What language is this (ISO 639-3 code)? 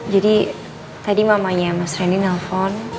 ind